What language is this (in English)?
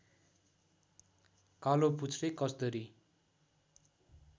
Nepali